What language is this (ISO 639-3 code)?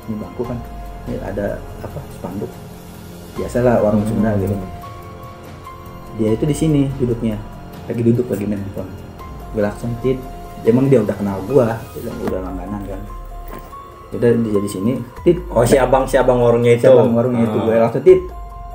ind